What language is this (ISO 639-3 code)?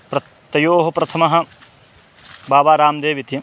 san